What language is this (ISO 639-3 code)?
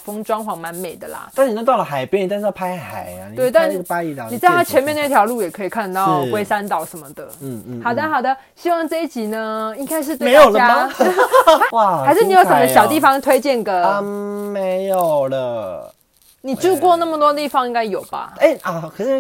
zho